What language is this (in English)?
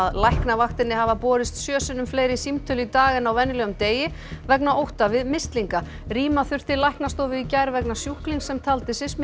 Icelandic